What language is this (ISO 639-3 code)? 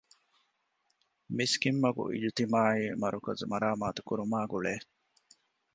div